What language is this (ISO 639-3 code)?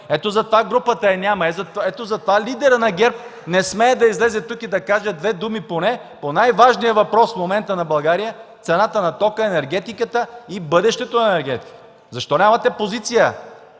bul